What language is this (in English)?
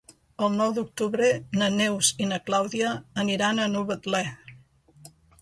Catalan